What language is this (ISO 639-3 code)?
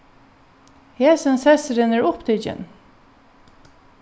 fao